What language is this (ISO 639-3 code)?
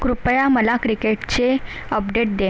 mar